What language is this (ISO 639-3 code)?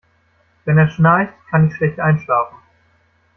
deu